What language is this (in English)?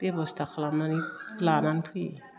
Bodo